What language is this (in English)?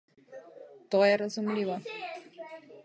Slovenian